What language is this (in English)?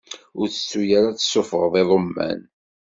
Kabyle